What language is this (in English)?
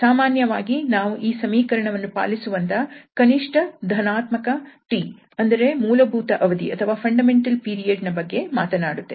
Kannada